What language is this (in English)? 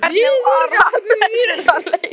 Icelandic